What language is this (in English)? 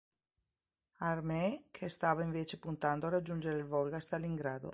Italian